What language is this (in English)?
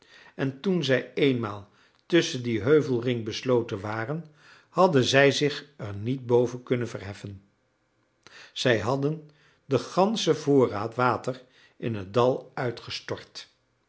Dutch